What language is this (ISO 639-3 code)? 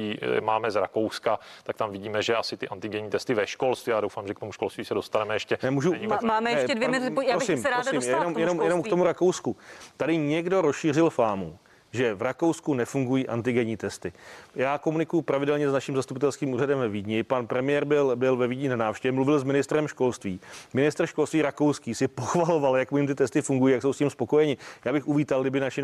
ces